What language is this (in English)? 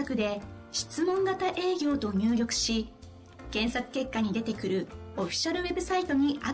Japanese